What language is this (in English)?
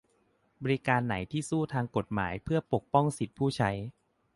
Thai